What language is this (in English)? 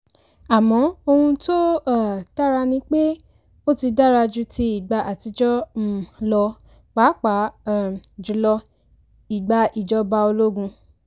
Yoruba